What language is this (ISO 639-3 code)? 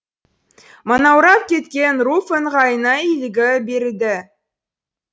kaz